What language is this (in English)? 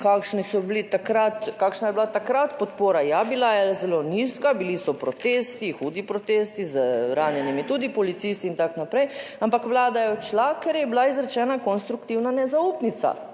Slovenian